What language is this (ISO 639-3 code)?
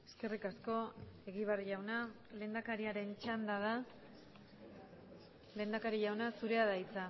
eus